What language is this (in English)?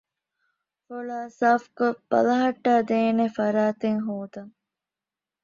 Divehi